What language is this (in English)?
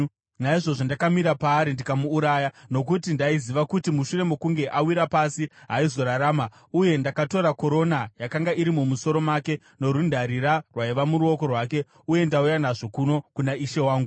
Shona